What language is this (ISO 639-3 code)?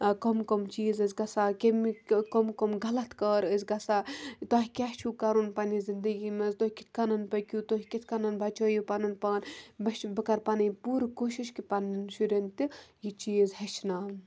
kas